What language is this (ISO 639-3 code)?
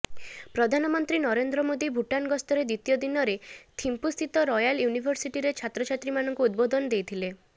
ori